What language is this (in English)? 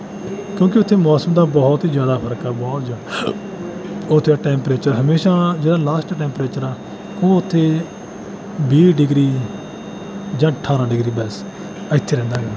Punjabi